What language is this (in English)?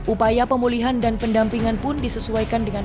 Indonesian